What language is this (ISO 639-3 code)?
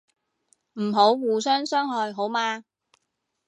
yue